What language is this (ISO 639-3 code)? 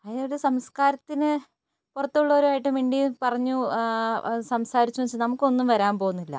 mal